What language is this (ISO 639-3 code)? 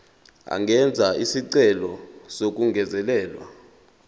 zul